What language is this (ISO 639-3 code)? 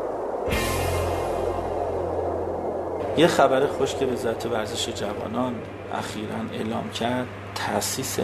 fas